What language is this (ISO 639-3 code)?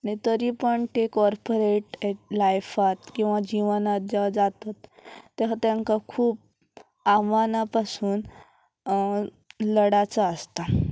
kok